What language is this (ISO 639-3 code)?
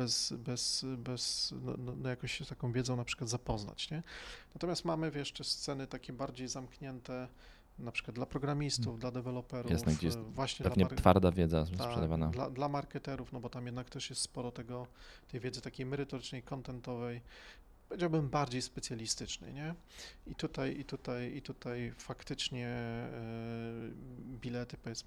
pol